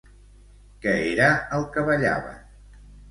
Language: Catalan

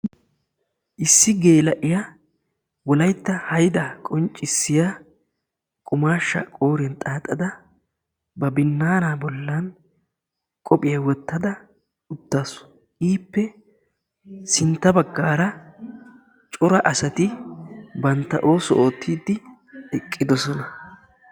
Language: Wolaytta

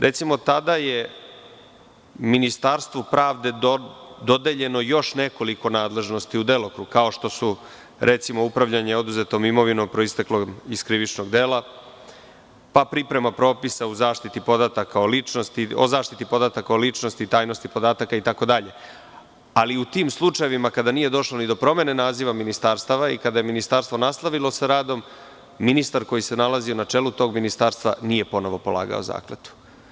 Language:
Serbian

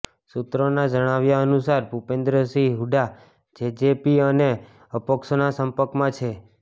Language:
Gujarati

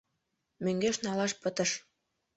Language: Mari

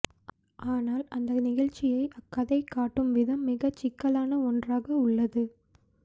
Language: Tamil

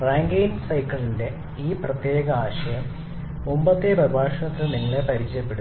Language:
Malayalam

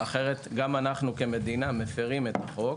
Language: Hebrew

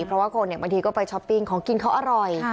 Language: Thai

